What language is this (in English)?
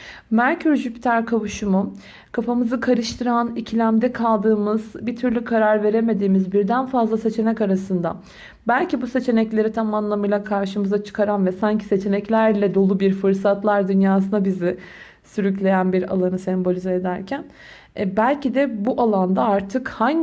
Turkish